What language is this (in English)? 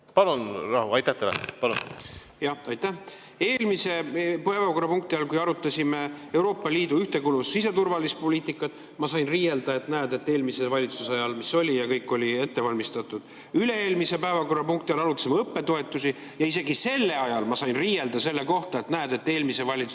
Estonian